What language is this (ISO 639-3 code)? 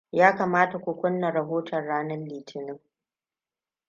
hau